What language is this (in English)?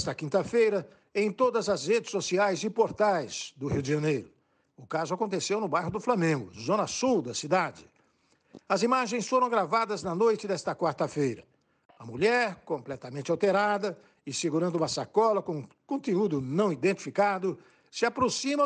Portuguese